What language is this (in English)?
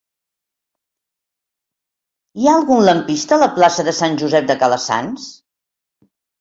Catalan